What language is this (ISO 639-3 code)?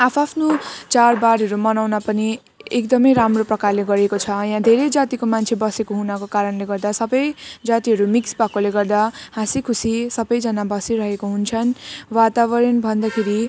nep